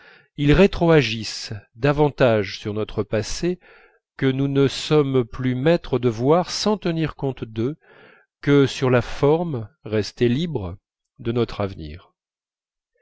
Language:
French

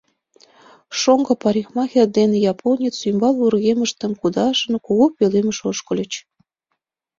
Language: Mari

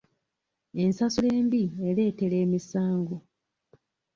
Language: Ganda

